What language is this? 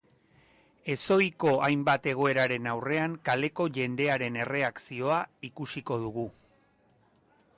Basque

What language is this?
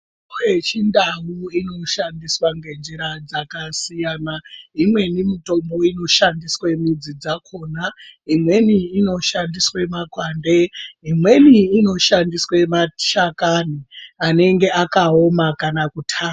Ndau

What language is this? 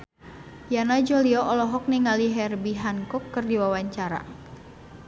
Sundanese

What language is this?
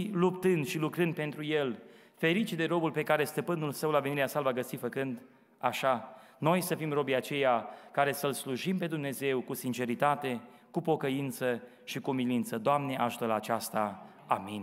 Romanian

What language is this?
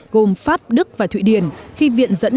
Vietnamese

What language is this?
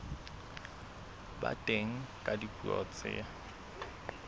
Southern Sotho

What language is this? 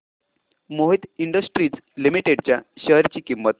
Marathi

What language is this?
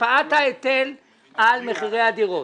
Hebrew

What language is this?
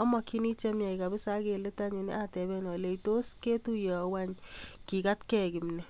Kalenjin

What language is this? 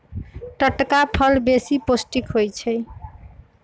Magahi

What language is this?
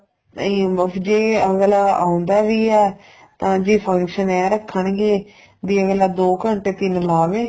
Punjabi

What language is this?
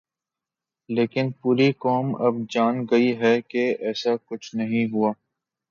Urdu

